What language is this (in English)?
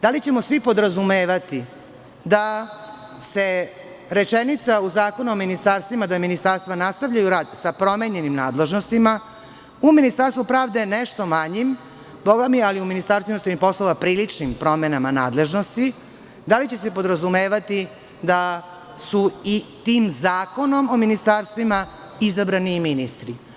Serbian